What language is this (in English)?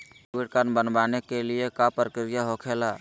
Magahi